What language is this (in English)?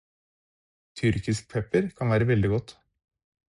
Norwegian Bokmål